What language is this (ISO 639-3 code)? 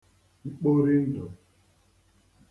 ibo